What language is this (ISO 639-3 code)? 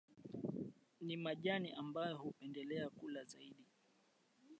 swa